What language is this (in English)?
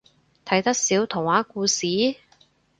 Cantonese